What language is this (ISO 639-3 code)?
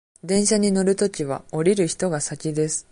jpn